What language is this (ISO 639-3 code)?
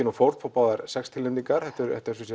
isl